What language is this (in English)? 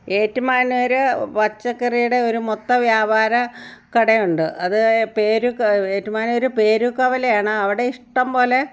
Malayalam